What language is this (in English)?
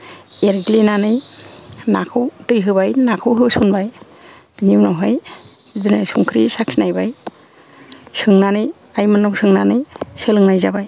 Bodo